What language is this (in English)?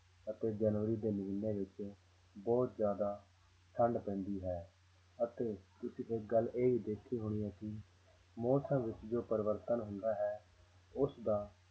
Punjabi